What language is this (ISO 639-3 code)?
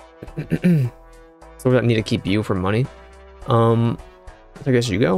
eng